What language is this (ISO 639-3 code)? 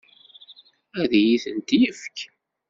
kab